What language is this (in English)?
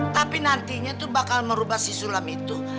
Indonesian